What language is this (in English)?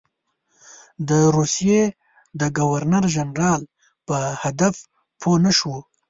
Pashto